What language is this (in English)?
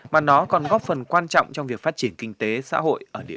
Vietnamese